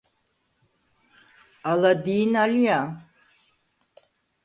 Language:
Svan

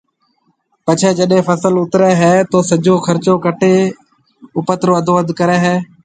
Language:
Marwari (Pakistan)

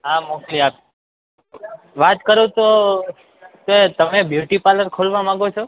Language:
Gujarati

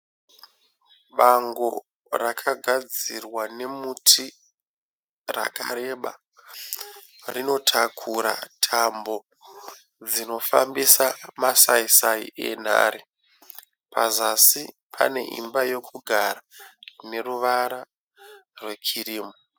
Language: Shona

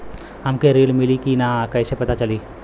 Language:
Bhojpuri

